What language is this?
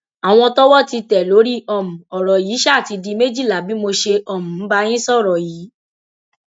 Yoruba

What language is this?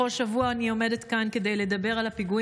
Hebrew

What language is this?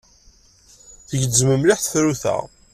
Kabyle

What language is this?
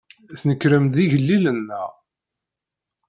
Kabyle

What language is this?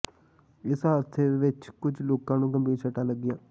Punjabi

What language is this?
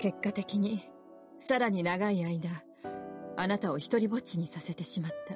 Japanese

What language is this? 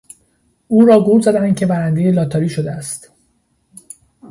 Persian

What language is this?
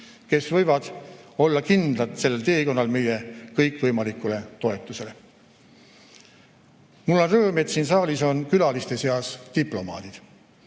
Estonian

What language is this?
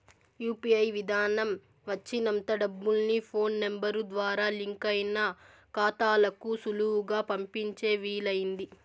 Telugu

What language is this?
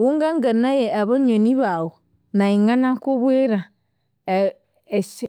Konzo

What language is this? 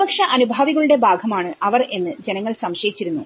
Malayalam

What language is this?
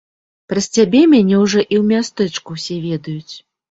Belarusian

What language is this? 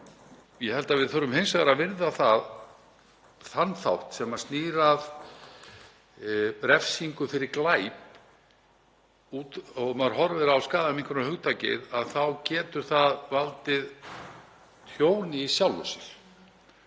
Icelandic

